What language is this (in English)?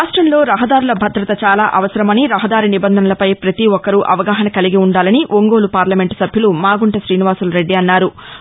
Telugu